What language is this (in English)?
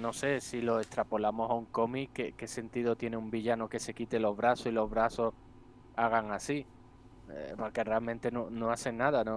Spanish